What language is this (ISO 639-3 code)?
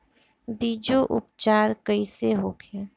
bho